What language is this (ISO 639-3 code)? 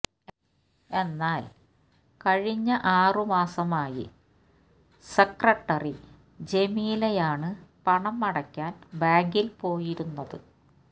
mal